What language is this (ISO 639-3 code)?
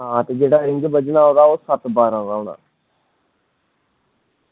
doi